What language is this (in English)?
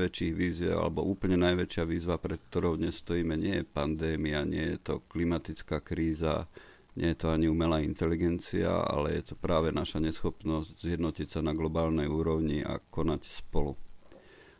Slovak